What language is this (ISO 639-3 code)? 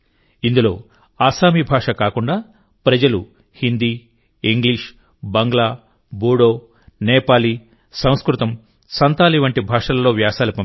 tel